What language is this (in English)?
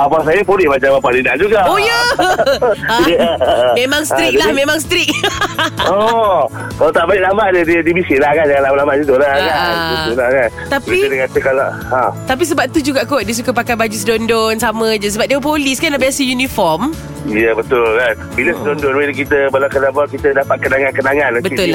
Malay